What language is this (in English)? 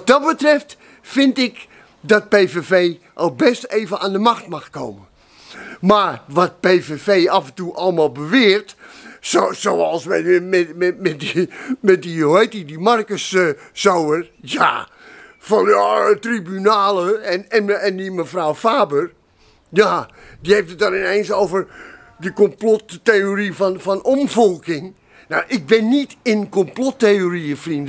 Dutch